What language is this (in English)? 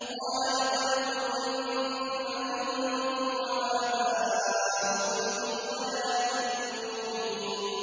Arabic